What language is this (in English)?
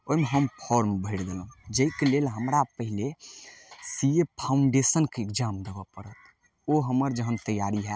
Maithili